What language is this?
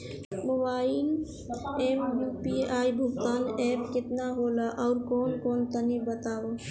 Bhojpuri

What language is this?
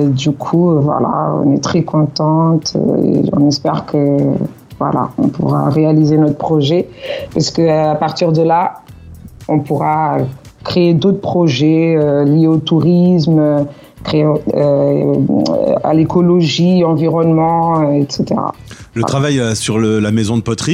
French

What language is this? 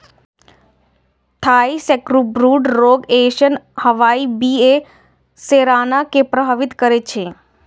Maithili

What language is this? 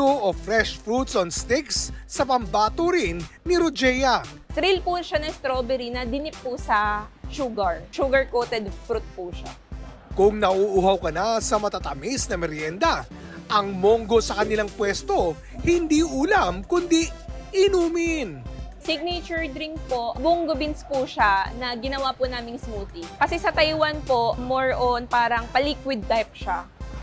Filipino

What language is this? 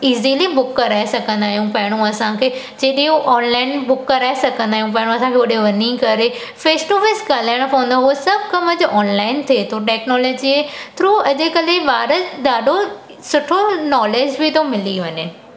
Sindhi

